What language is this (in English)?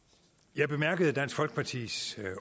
Danish